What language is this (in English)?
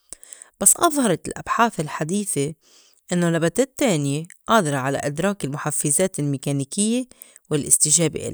North Levantine Arabic